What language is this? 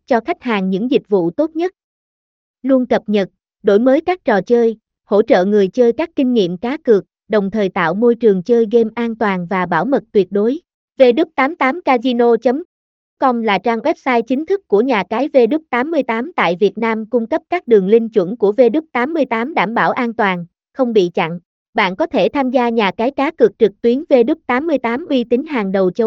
Vietnamese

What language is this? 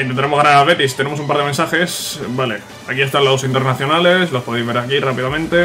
Spanish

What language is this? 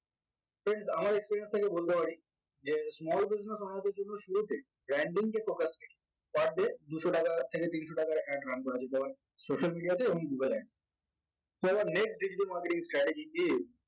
Bangla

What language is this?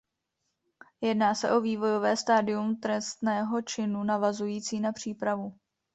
Czech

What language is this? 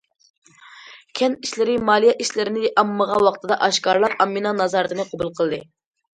Uyghur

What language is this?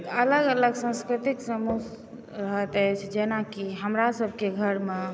Maithili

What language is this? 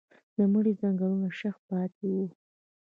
Pashto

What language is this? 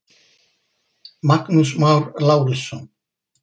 Icelandic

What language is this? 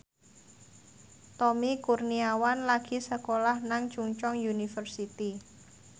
Javanese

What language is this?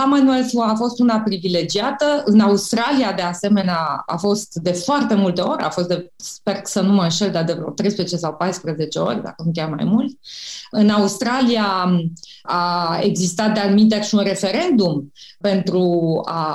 Romanian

